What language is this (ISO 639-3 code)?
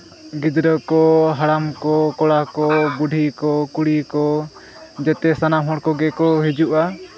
sat